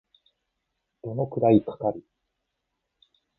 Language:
Japanese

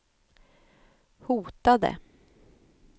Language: Swedish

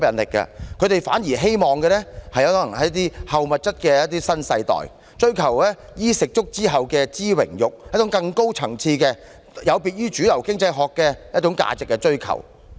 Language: Cantonese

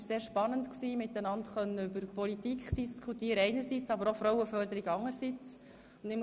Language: Swiss German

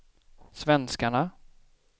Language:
Swedish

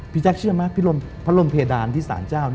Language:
Thai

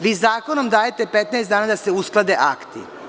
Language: Serbian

